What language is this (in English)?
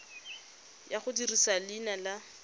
Tswana